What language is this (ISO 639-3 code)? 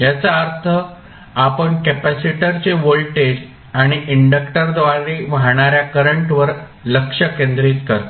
mar